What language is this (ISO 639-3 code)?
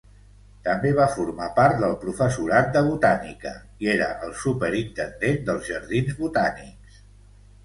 cat